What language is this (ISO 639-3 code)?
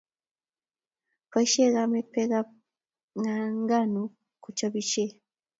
kln